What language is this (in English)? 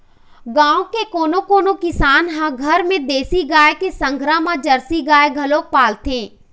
Chhattisgarhi